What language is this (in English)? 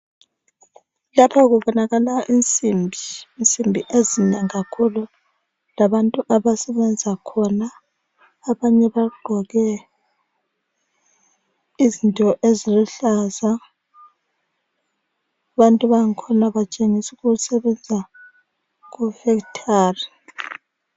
North Ndebele